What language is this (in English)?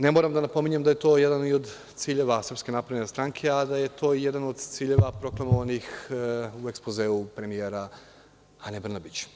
Serbian